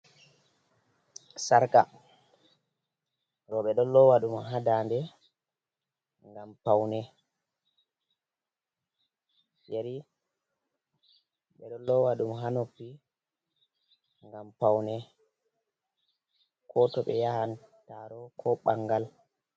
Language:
Fula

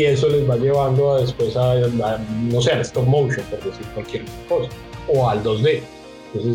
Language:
Spanish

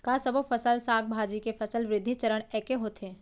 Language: Chhattisgarhi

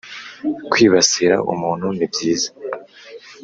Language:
Kinyarwanda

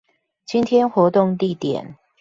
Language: Chinese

